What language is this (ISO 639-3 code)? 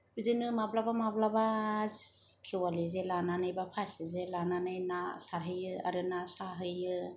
brx